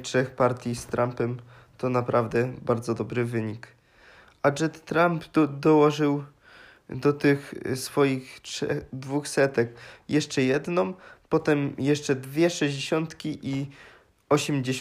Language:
Polish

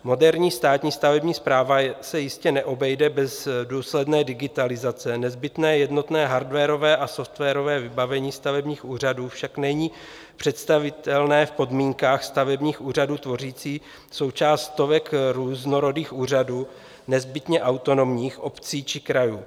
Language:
Czech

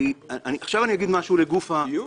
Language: Hebrew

